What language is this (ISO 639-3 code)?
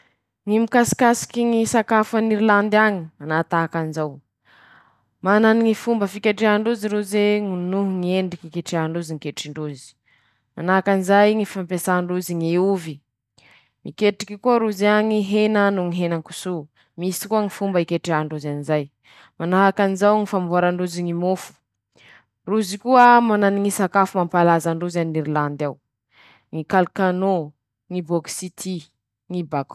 msh